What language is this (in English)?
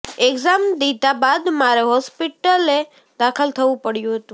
Gujarati